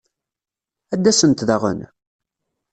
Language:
Kabyle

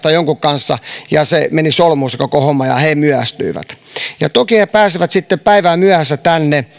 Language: Finnish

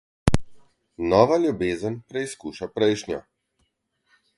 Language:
Slovenian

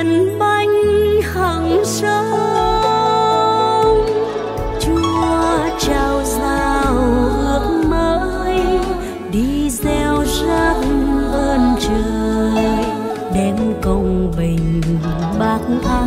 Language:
Vietnamese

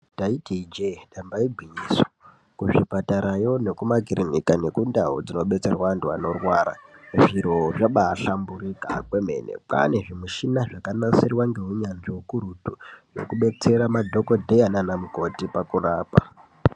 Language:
Ndau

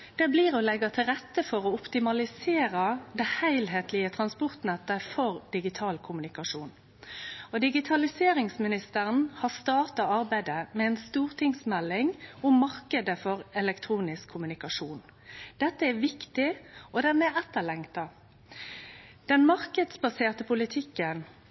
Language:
Norwegian Nynorsk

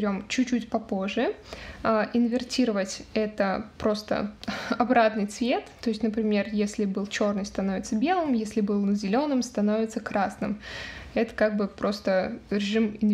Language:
Russian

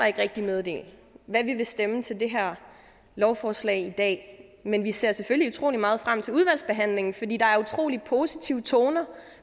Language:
Danish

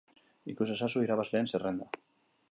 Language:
Basque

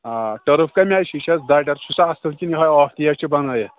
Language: Kashmiri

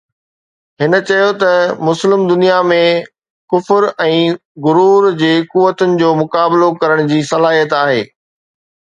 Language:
Sindhi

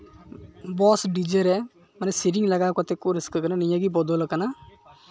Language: Santali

